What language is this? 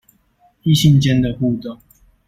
Chinese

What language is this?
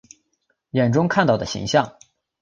Chinese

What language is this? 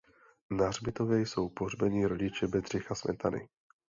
Czech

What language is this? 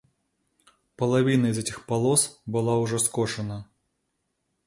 Russian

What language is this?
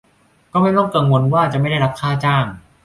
Thai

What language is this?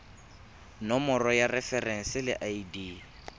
Tswana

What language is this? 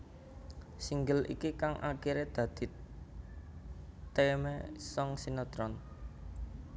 Javanese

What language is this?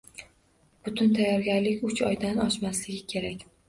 Uzbek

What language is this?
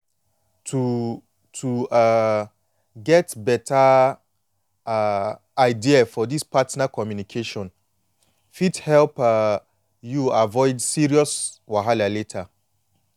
Nigerian Pidgin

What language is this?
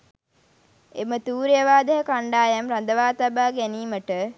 Sinhala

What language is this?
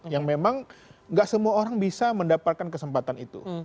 Indonesian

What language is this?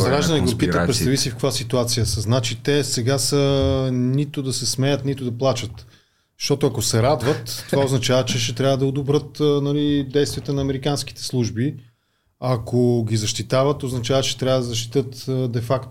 Bulgarian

